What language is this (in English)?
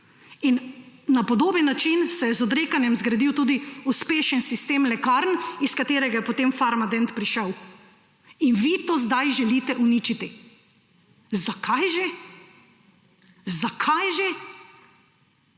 Slovenian